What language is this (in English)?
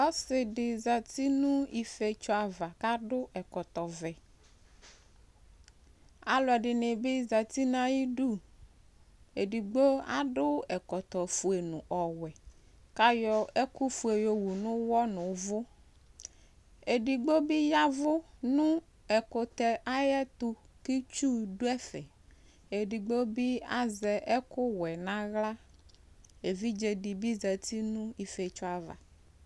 Ikposo